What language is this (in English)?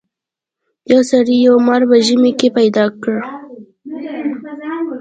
Pashto